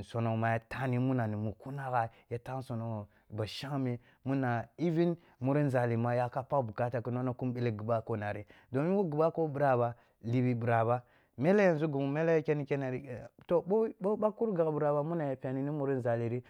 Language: Kulung (Nigeria)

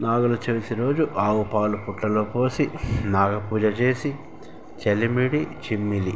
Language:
Telugu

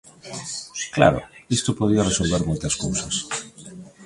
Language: Galician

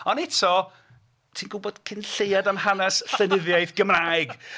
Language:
Welsh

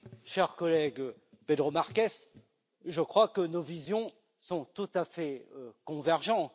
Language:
French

